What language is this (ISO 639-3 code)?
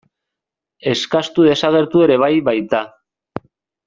eus